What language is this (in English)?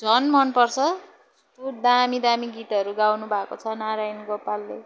Nepali